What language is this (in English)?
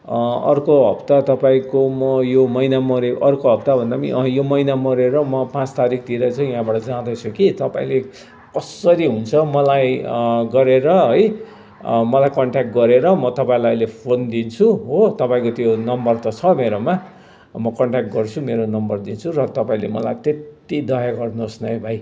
Nepali